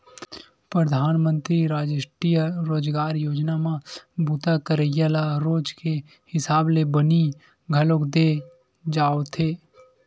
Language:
Chhattisgarhi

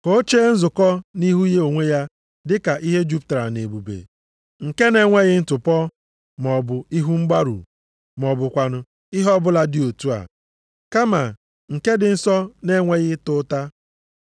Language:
Igbo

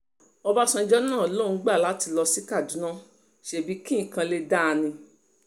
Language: Yoruba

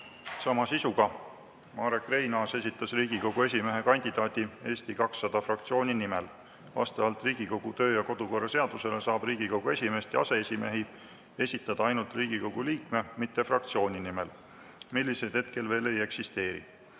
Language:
Estonian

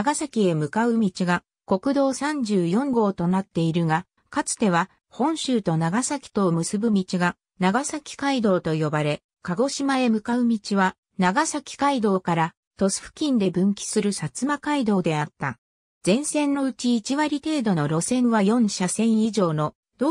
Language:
Japanese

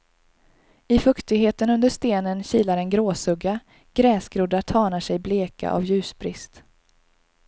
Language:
Swedish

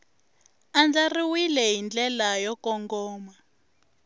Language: Tsonga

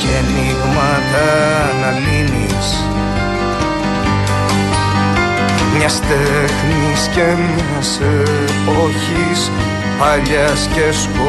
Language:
Greek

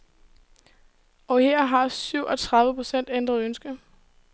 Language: Danish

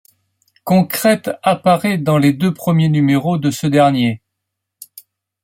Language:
French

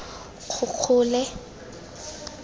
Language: Tswana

